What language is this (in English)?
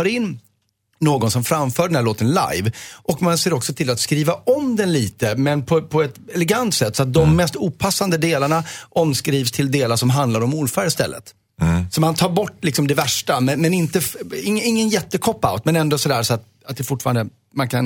Swedish